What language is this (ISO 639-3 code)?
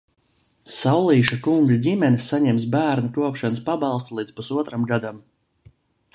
lav